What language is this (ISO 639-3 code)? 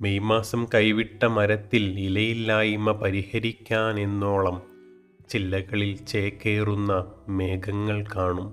mal